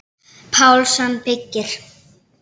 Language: Icelandic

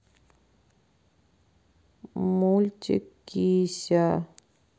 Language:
Russian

